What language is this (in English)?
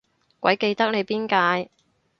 Cantonese